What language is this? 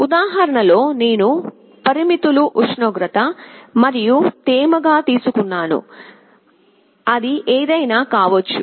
Telugu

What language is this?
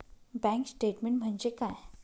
Marathi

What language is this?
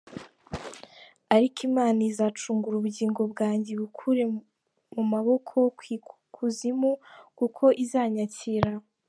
Kinyarwanda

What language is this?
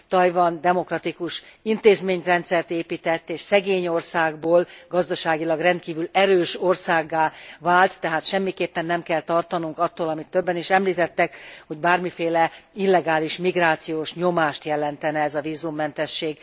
Hungarian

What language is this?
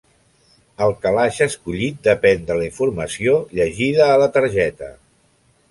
Catalan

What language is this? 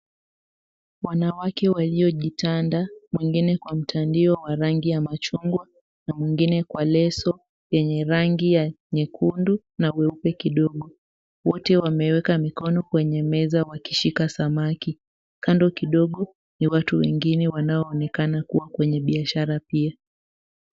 Swahili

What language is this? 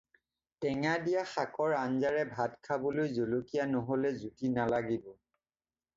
Assamese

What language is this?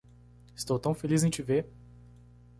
Portuguese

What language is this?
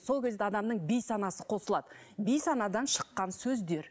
Kazakh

